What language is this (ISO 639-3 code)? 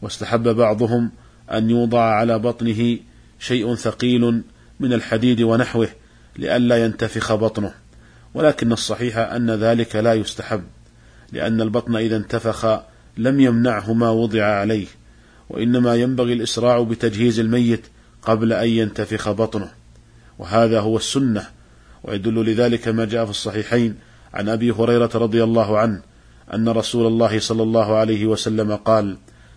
ara